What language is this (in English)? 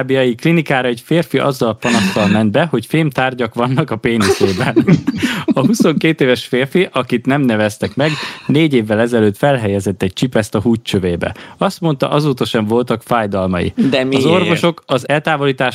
Hungarian